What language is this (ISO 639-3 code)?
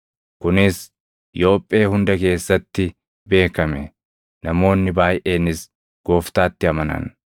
orm